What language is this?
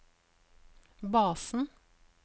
Norwegian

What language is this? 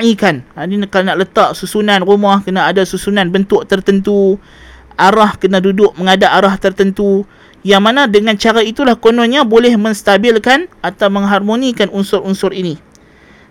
Malay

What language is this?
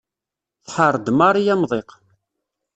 Kabyle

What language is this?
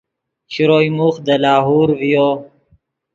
Yidgha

